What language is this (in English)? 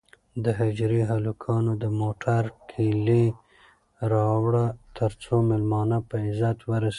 Pashto